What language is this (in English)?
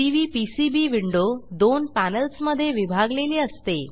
Marathi